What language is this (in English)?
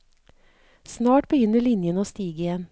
Norwegian